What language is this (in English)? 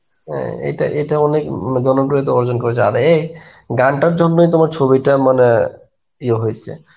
Bangla